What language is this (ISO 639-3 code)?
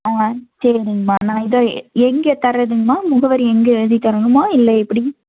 tam